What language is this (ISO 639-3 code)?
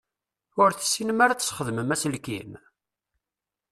kab